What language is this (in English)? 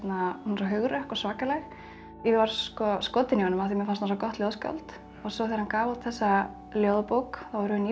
Icelandic